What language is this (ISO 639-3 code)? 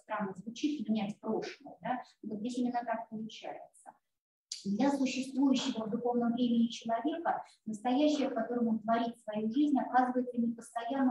rus